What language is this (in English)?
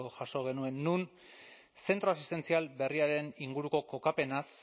Basque